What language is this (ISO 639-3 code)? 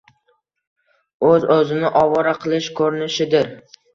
uzb